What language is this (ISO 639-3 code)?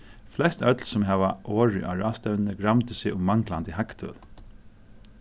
fao